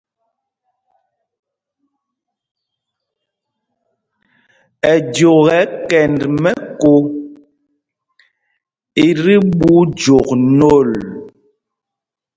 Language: Mpumpong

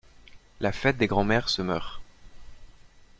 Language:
French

